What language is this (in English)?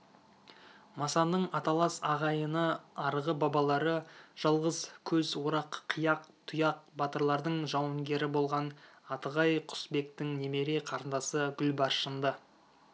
Kazakh